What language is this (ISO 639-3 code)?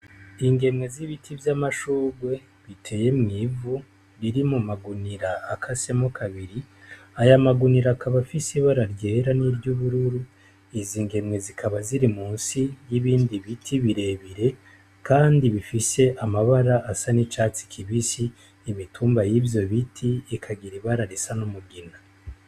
run